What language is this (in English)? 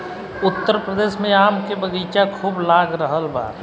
Bhojpuri